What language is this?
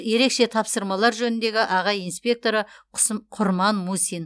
Kazakh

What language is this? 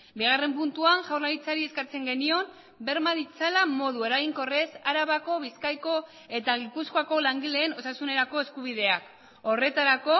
Basque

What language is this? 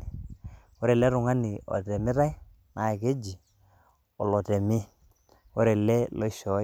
Masai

